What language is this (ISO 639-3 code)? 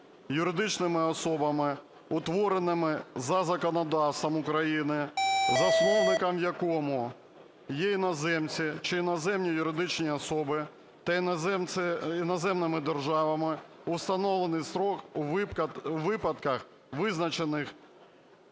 ukr